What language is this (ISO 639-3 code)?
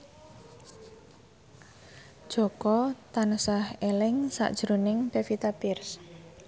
jav